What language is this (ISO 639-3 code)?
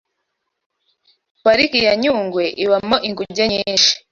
kin